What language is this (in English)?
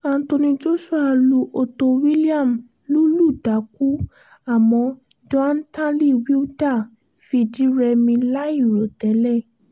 Yoruba